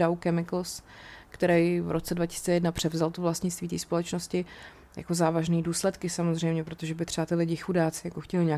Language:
Czech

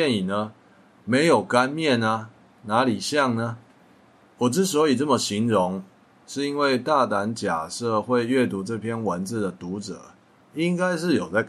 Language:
Chinese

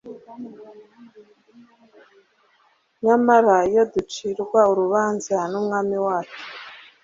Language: Kinyarwanda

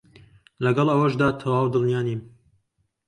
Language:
Central Kurdish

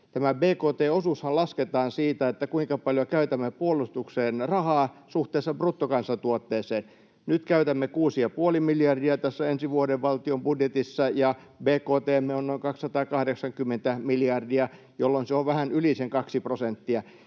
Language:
Finnish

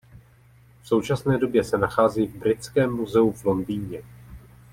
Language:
Czech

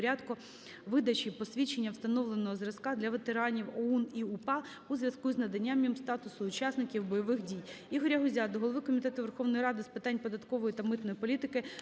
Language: Ukrainian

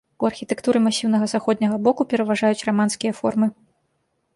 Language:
Belarusian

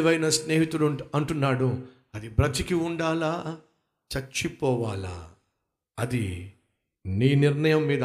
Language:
Telugu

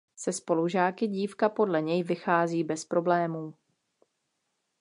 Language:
Czech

